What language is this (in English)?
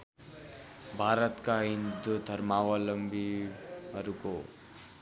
Nepali